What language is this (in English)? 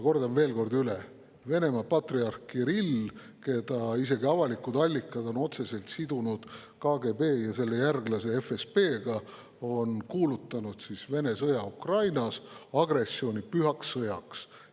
Estonian